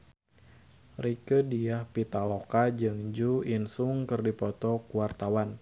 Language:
Sundanese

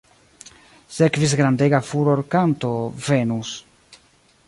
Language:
Esperanto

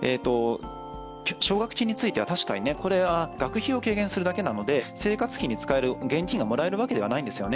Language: Japanese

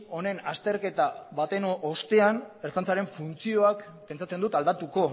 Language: Basque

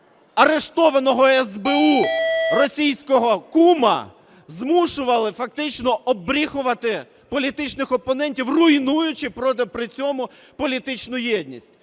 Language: Ukrainian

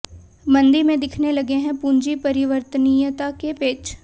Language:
Hindi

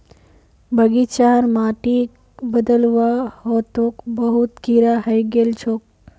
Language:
Magahi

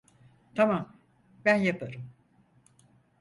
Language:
Turkish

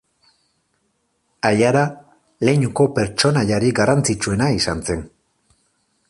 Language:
Basque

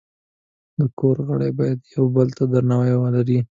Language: Pashto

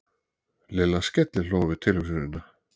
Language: Icelandic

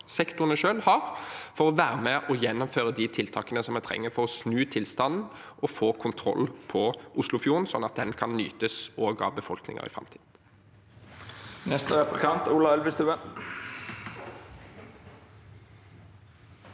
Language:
Norwegian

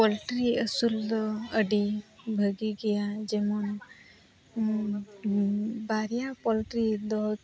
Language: Santali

